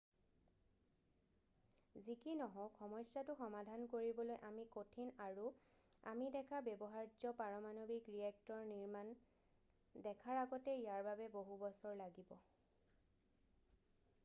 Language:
Assamese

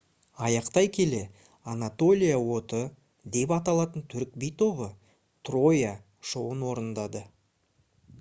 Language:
Kazakh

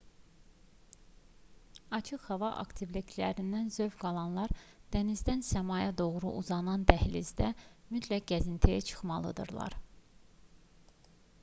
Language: Azerbaijani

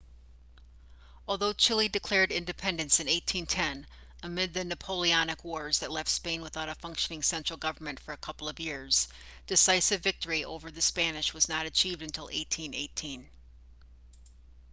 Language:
English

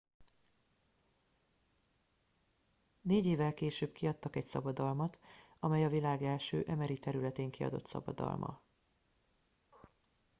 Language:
Hungarian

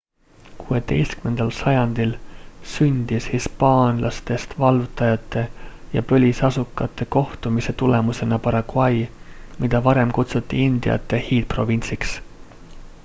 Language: Estonian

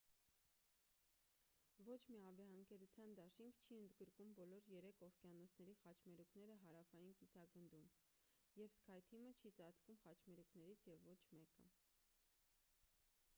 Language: Armenian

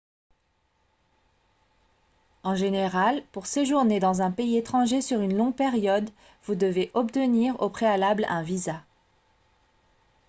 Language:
French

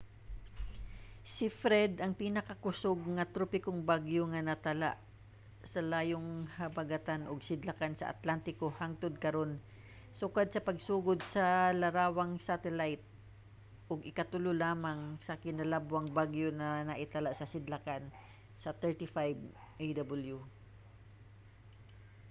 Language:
Cebuano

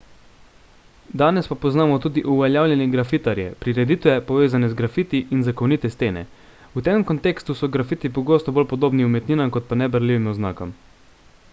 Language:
Slovenian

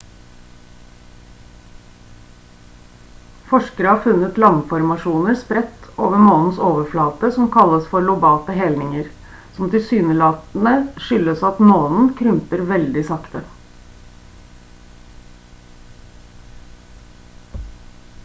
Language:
Norwegian Bokmål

